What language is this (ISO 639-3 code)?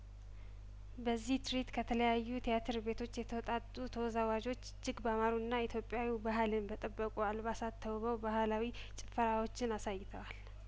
amh